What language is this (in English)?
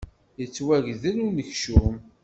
Kabyle